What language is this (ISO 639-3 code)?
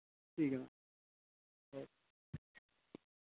doi